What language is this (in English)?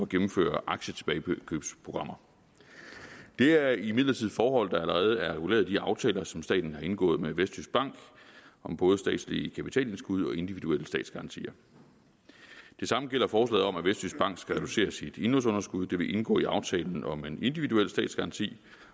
Danish